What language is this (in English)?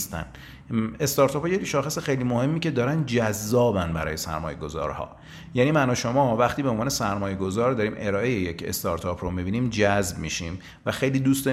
Persian